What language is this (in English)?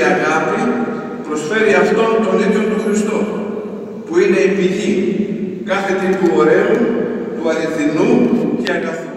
Greek